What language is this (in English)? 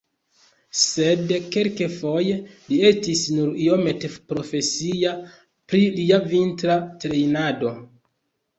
Esperanto